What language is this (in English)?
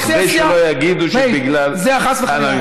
Hebrew